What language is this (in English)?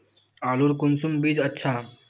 Magahi